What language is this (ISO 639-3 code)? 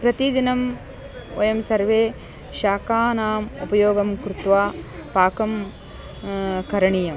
san